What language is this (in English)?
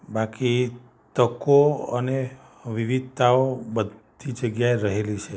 Gujarati